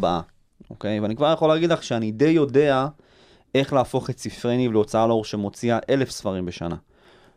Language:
Hebrew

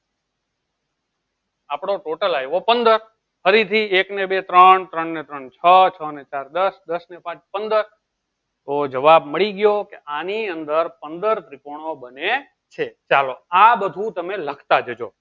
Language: Gujarati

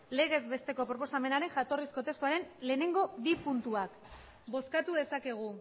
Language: Basque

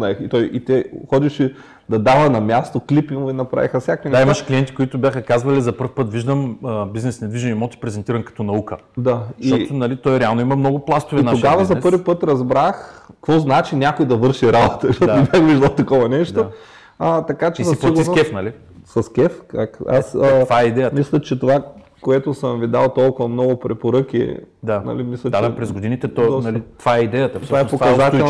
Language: Bulgarian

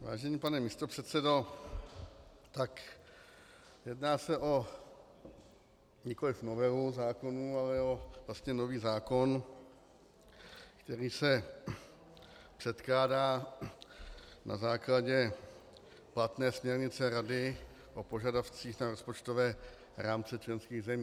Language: Czech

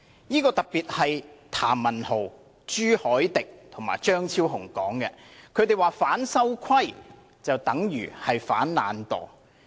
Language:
Cantonese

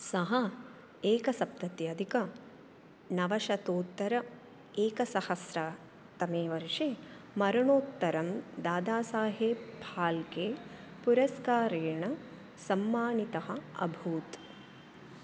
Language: Sanskrit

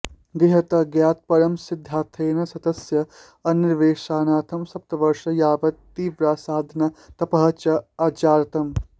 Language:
Sanskrit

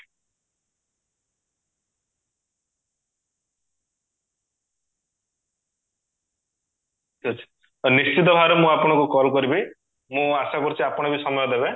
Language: Odia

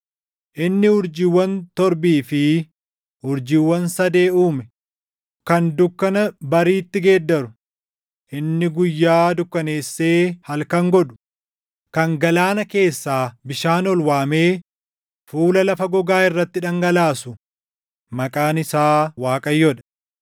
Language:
Oromo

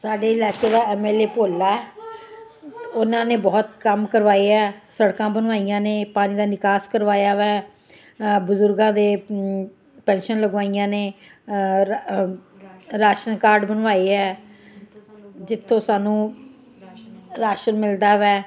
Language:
Punjabi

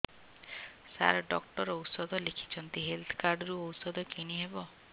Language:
Odia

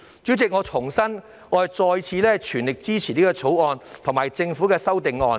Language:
Cantonese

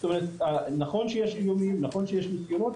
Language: Hebrew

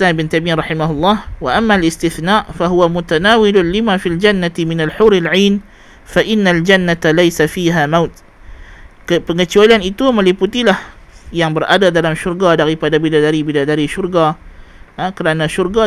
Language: Malay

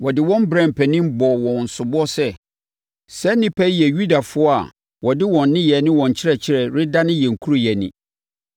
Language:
Akan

